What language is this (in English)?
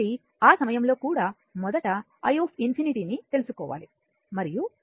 Telugu